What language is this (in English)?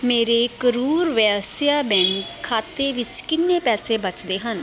Punjabi